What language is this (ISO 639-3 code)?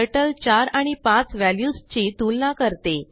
mar